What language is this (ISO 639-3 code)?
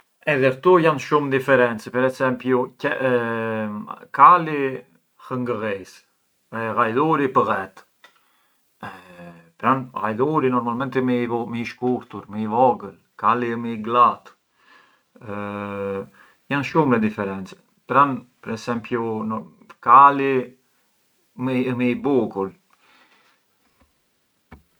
aae